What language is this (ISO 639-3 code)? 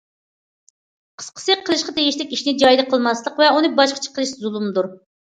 uig